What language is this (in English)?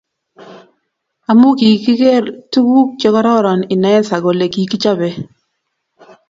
Kalenjin